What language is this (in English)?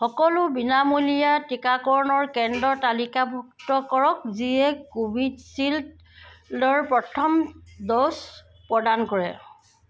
Assamese